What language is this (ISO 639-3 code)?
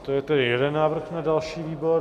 ces